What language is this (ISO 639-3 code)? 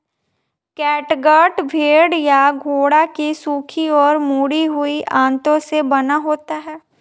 hin